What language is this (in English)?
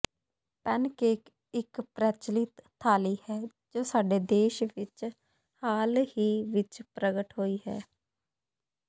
Punjabi